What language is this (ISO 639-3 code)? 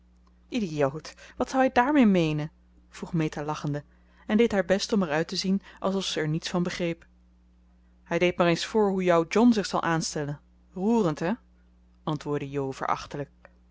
nld